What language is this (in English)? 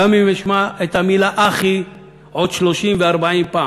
Hebrew